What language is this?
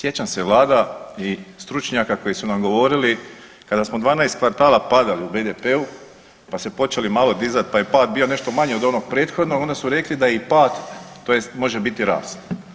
Croatian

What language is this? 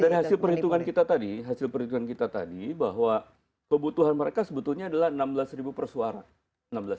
Indonesian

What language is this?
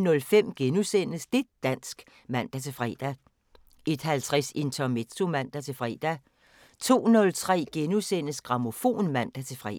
Danish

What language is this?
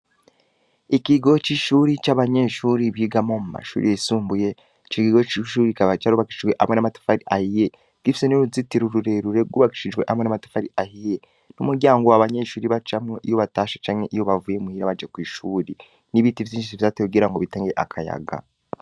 Rundi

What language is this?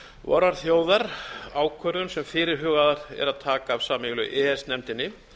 Icelandic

